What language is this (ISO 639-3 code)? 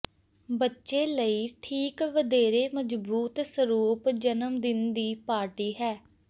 pan